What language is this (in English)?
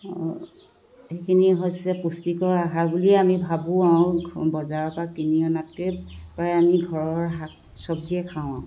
Assamese